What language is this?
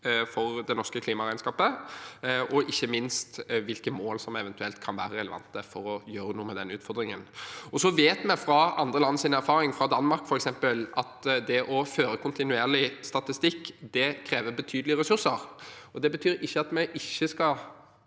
Norwegian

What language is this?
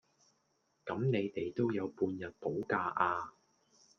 Cantonese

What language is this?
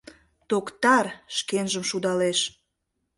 Mari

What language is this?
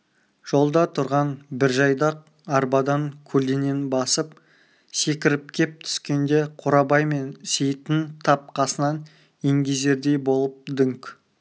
Kazakh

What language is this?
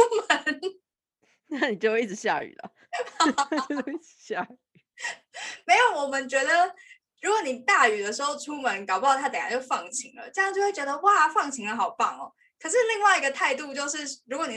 Chinese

